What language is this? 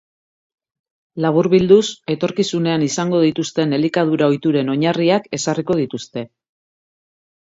Basque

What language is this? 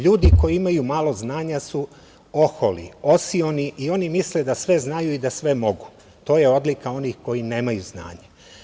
Serbian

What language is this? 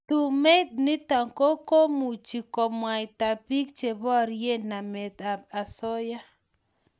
Kalenjin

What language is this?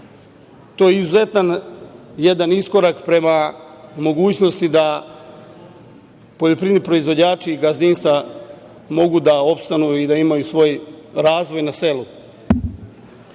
Serbian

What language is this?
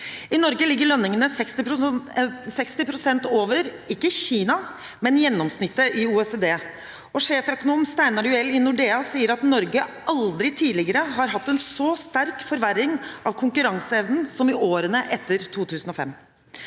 Norwegian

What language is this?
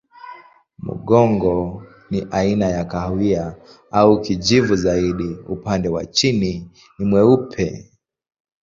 Swahili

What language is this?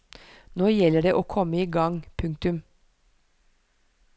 Norwegian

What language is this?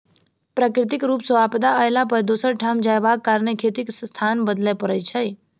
Maithili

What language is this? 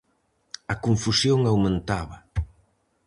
Galician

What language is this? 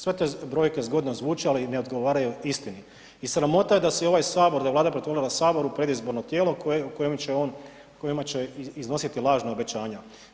Croatian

